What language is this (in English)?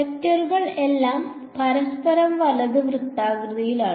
Malayalam